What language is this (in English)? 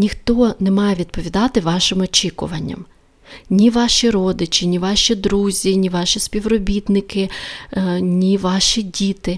Ukrainian